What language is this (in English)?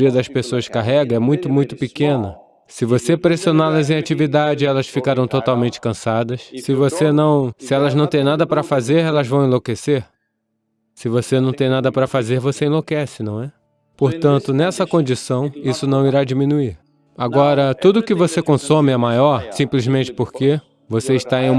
Portuguese